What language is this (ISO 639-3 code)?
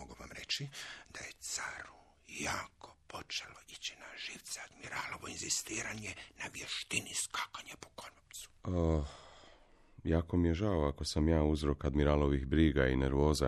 hrv